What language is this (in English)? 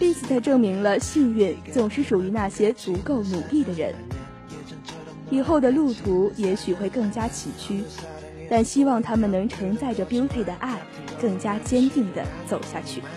Chinese